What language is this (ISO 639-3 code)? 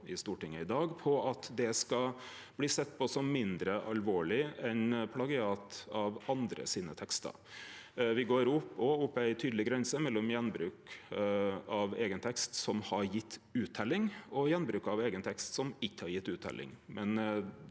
nor